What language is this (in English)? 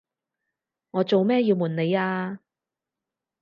Cantonese